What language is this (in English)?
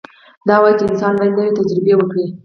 Pashto